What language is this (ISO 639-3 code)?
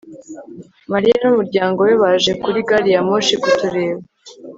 kin